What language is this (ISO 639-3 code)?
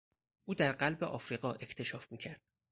fas